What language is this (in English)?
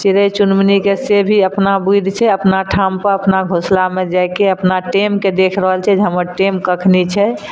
Maithili